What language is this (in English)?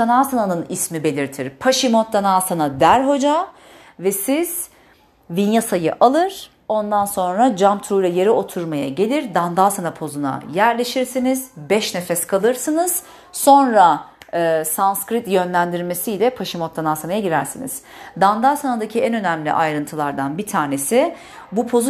Turkish